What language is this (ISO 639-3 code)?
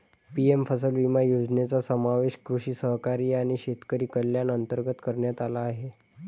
mar